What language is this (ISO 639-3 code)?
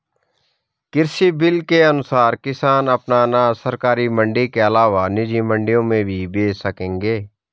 hin